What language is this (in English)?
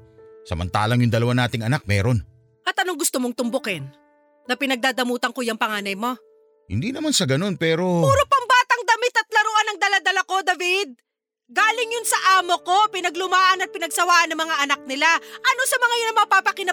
Filipino